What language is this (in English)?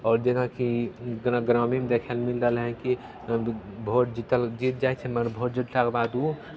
Maithili